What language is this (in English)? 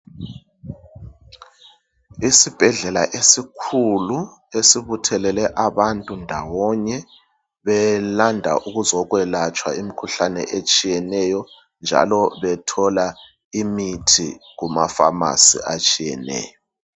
North Ndebele